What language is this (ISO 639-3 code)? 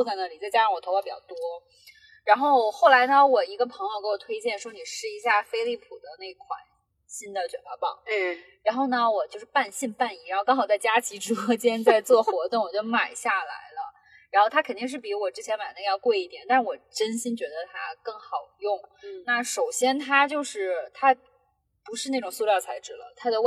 zho